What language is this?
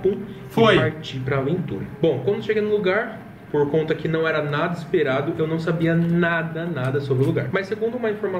Portuguese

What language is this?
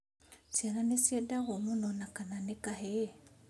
Kikuyu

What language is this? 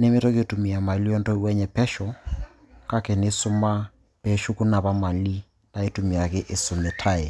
Masai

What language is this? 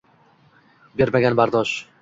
Uzbek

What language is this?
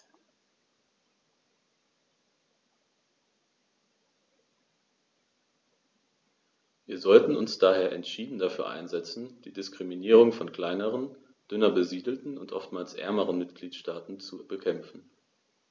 German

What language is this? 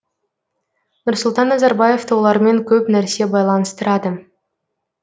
Kazakh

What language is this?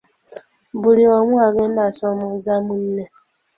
Ganda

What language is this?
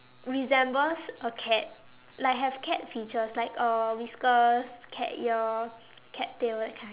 English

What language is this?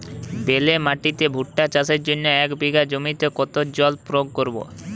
Bangla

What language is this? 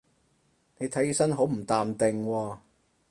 Cantonese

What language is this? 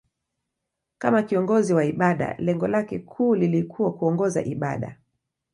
Swahili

